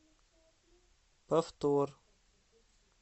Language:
Russian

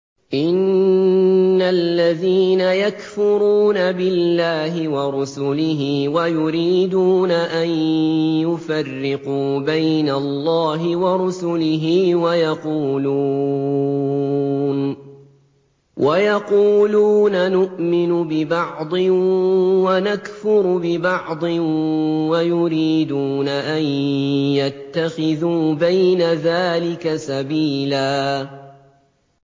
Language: Arabic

